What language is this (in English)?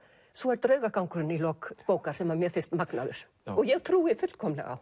Icelandic